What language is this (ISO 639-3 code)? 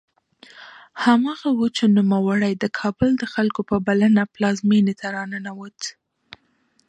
pus